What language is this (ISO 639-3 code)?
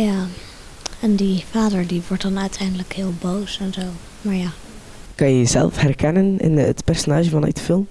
nld